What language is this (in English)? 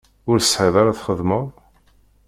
Kabyle